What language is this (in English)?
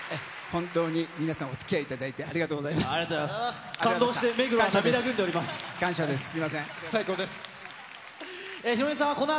Japanese